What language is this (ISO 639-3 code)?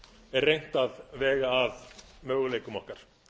isl